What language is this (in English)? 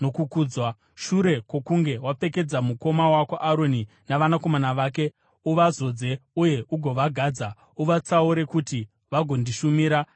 Shona